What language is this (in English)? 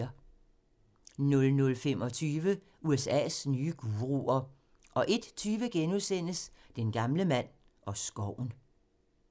Danish